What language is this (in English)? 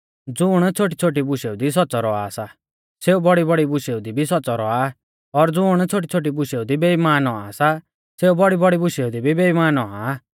Mahasu Pahari